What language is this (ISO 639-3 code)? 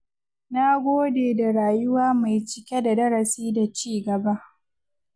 hau